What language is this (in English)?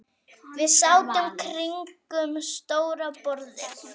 Icelandic